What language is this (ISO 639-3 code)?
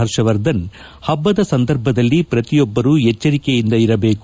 kan